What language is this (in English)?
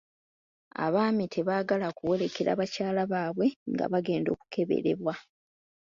Ganda